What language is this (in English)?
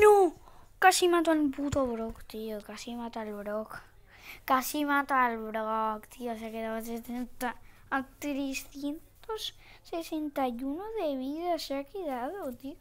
Spanish